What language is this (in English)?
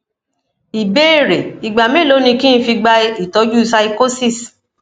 Yoruba